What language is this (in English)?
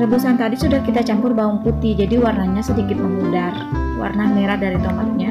Indonesian